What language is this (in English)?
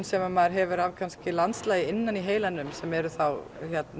Icelandic